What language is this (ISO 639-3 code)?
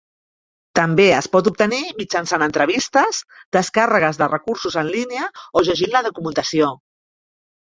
cat